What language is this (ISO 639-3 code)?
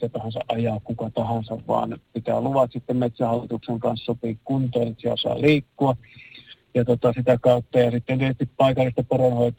fin